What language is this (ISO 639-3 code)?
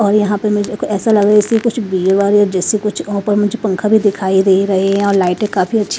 hin